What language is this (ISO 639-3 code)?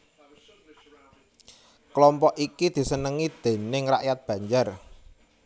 jav